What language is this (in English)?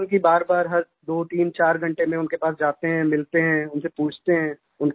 Hindi